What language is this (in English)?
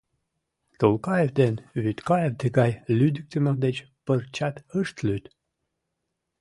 Mari